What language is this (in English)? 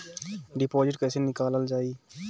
Bhojpuri